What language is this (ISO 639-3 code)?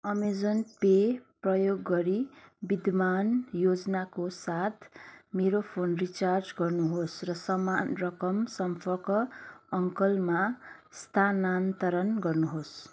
nep